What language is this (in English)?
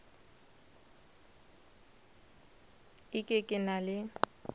Northern Sotho